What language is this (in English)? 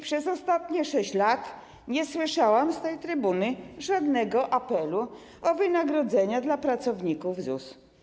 Polish